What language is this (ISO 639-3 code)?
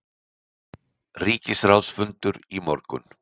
isl